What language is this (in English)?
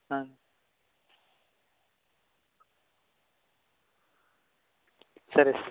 Telugu